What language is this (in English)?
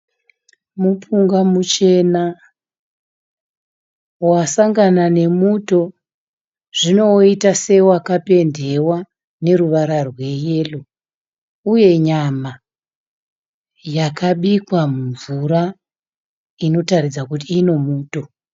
Shona